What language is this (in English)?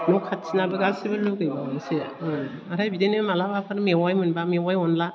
Bodo